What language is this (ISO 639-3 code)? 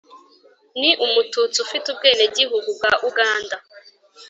kin